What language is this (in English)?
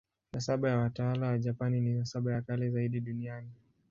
Swahili